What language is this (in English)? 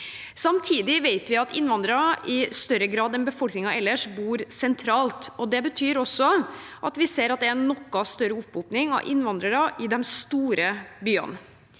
Norwegian